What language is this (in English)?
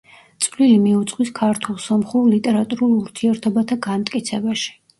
Georgian